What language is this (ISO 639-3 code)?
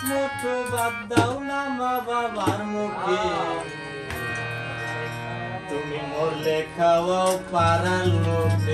ara